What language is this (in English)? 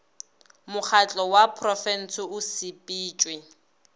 Northern Sotho